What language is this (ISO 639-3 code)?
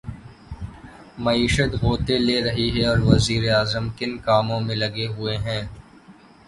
urd